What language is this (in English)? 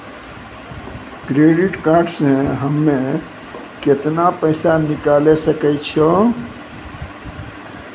Maithili